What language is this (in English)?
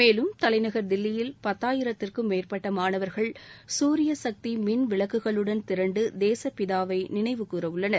Tamil